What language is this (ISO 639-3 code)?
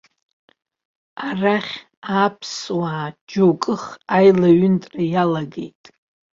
abk